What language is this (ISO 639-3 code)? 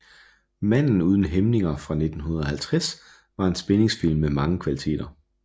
dan